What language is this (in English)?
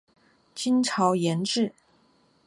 Chinese